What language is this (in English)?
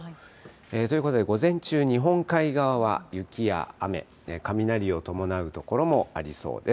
Japanese